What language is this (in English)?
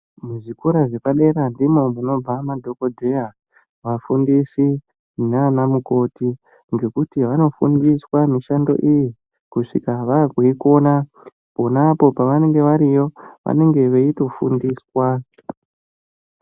Ndau